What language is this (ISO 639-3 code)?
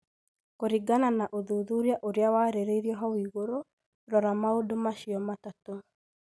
kik